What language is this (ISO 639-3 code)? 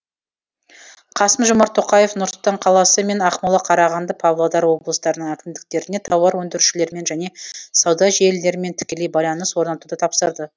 kaz